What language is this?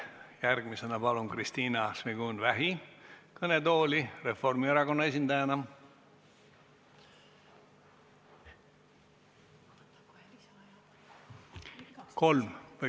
Estonian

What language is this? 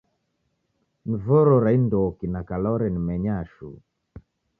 Taita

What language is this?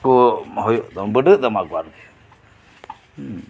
Santali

